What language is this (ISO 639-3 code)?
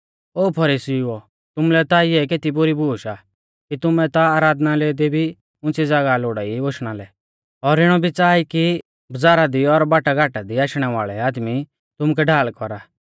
bfz